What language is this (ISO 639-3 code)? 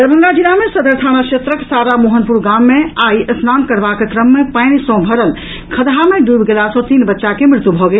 mai